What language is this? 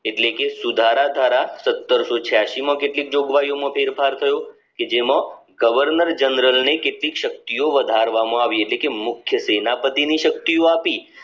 Gujarati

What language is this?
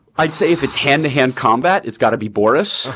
English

